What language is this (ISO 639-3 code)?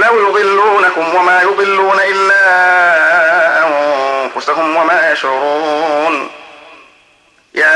ara